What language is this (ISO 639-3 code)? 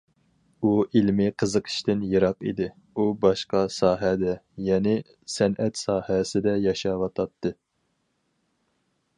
uig